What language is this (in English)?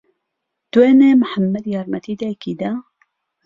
Central Kurdish